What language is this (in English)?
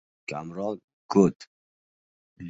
Uzbek